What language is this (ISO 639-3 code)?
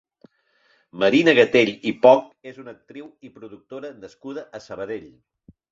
cat